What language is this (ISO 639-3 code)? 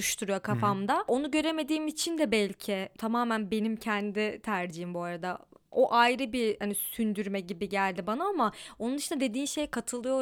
tur